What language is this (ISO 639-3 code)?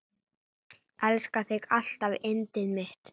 isl